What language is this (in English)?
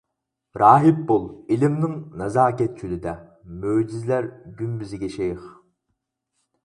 Uyghur